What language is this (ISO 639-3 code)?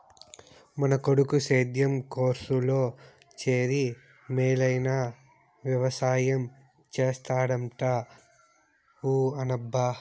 tel